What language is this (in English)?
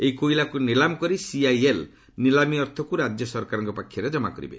Odia